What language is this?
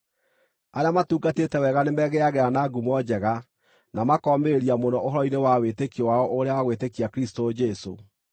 Kikuyu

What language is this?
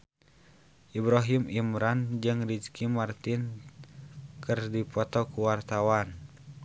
Sundanese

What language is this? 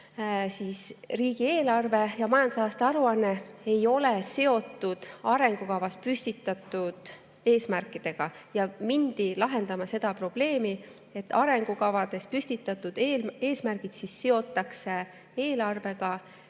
Estonian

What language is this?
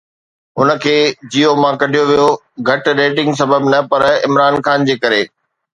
Sindhi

